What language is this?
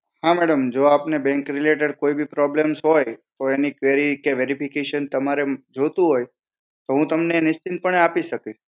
Gujarati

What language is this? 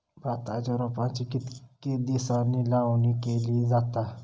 Marathi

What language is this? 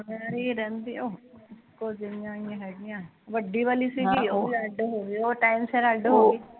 Punjabi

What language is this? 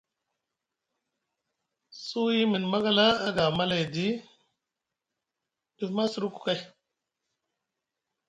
Musgu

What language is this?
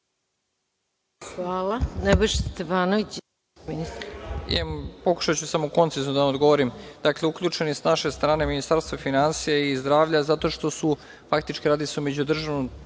Serbian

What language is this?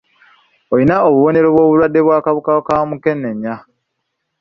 Ganda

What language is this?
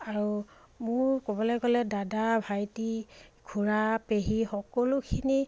Assamese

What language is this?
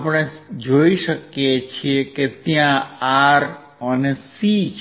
Gujarati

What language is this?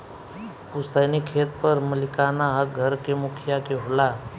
Bhojpuri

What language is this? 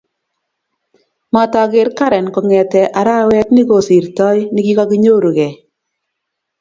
Kalenjin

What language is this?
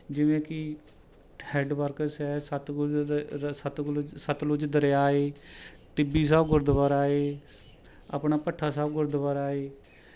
Punjabi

